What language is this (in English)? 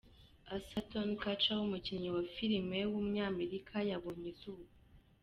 Kinyarwanda